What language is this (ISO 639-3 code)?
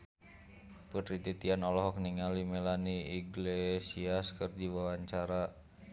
sun